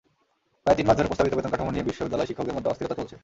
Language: Bangla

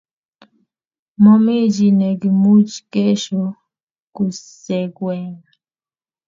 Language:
Kalenjin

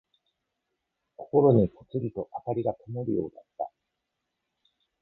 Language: Japanese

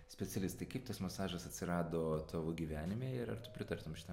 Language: Lithuanian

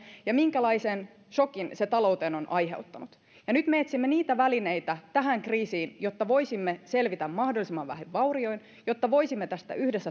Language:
Finnish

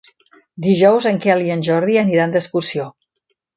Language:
Catalan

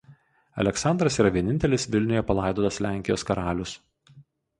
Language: Lithuanian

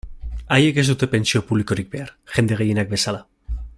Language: Basque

